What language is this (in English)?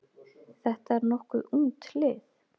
Icelandic